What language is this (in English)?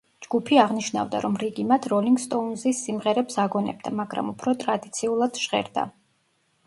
Georgian